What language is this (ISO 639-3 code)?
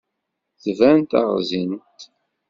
kab